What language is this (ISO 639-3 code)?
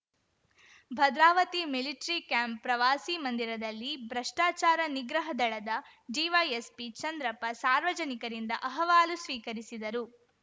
kan